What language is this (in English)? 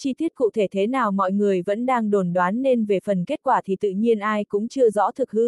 Vietnamese